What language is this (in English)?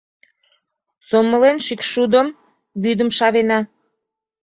Mari